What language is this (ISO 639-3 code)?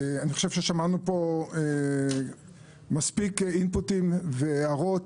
heb